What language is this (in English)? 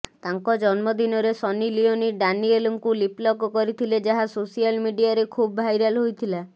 Odia